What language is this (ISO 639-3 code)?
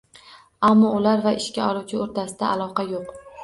uzb